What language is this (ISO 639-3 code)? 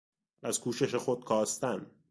fas